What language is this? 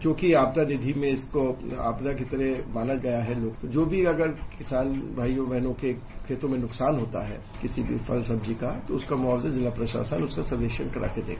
Hindi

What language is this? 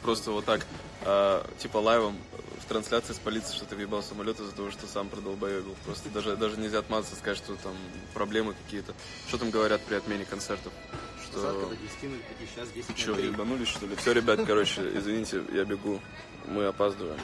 Russian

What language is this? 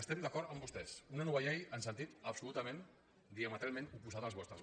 Catalan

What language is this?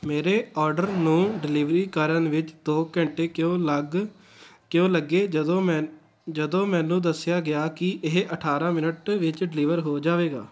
Punjabi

